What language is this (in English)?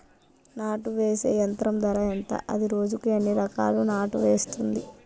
Telugu